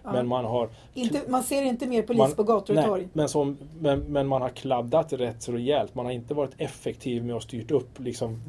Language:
Swedish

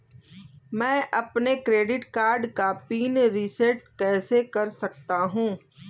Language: Hindi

